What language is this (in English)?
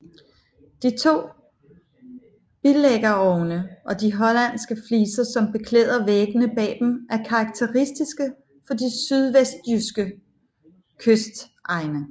Danish